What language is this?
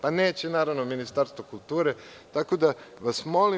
Serbian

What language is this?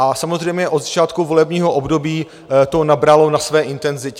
Czech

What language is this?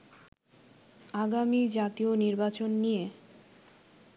Bangla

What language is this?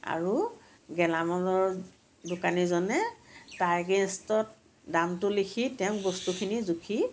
Assamese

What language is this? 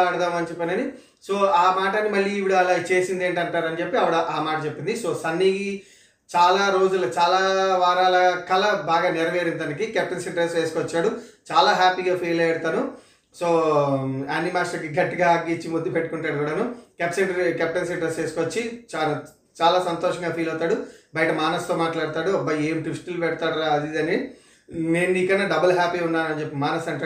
Telugu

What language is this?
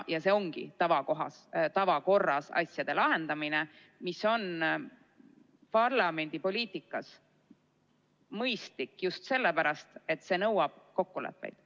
Estonian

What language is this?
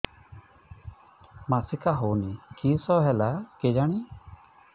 Odia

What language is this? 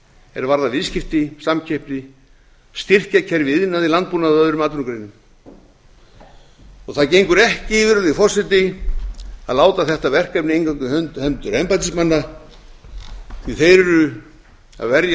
Icelandic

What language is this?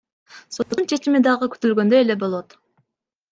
Kyrgyz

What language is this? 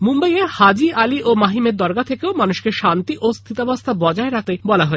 Bangla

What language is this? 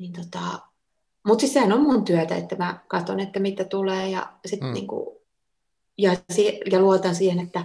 Finnish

